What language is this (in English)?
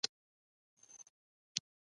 Pashto